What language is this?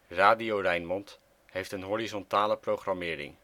Dutch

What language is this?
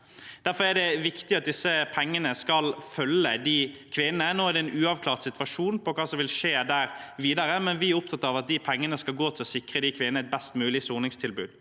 Norwegian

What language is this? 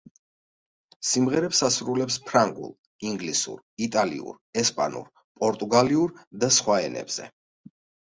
Georgian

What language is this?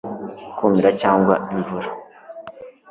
Kinyarwanda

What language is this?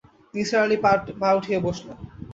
Bangla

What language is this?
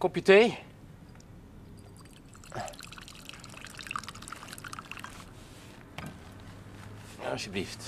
Dutch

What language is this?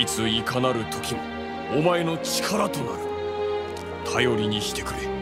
Japanese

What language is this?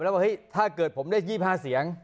Thai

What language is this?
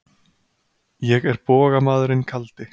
Icelandic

